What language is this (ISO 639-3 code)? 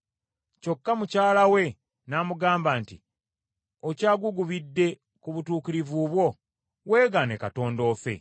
lug